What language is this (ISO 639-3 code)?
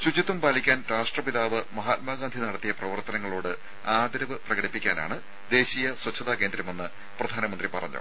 mal